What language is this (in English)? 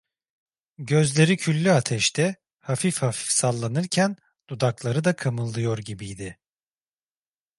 Turkish